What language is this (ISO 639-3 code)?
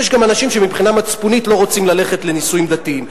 heb